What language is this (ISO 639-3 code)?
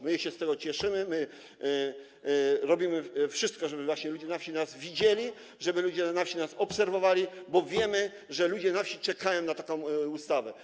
pol